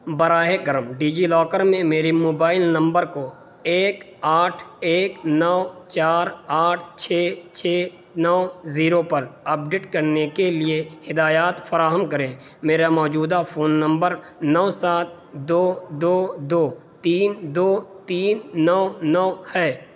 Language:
Urdu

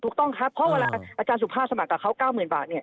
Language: Thai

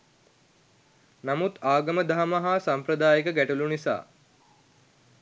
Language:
Sinhala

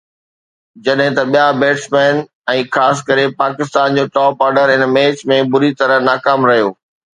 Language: Sindhi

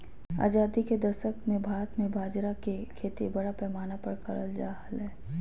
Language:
Magahi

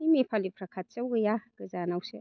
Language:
Bodo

